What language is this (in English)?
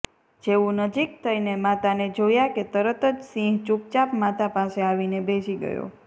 Gujarati